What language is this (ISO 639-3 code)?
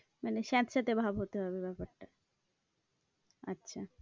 ben